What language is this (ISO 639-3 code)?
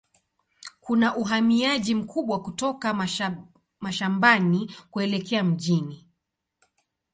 swa